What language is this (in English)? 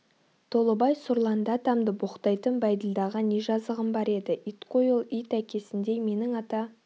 Kazakh